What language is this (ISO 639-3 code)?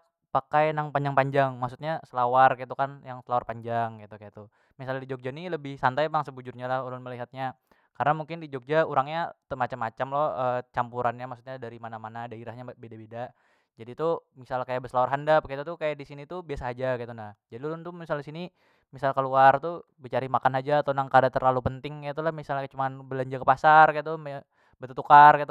bjn